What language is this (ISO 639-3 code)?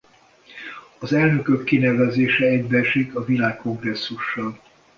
hun